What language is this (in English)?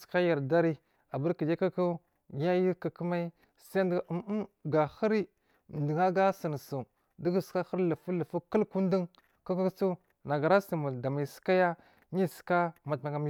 Marghi South